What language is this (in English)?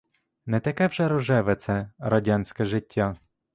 Ukrainian